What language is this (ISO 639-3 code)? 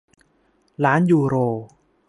tha